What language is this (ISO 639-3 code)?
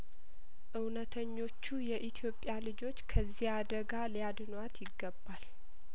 amh